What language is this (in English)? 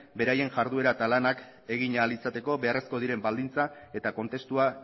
Basque